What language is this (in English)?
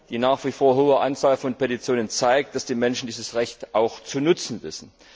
German